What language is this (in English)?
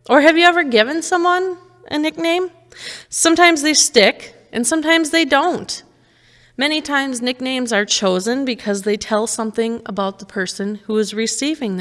English